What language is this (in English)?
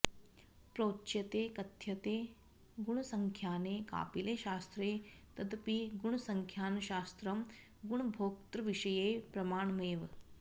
Sanskrit